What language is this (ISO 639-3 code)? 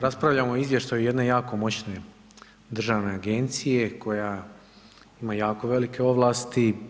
hrv